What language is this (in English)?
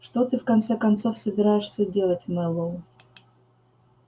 Russian